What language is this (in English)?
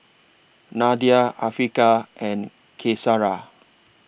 English